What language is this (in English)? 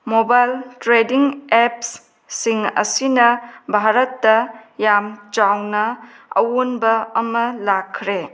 Manipuri